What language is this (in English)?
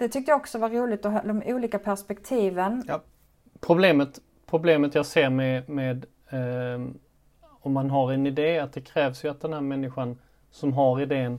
Swedish